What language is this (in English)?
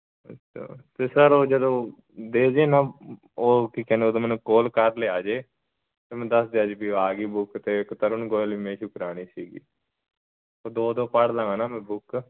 Punjabi